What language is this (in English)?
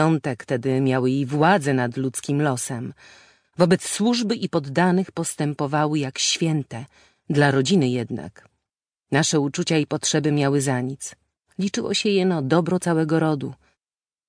Polish